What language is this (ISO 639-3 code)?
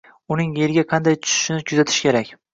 uzb